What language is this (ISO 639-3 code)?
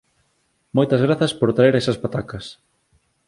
glg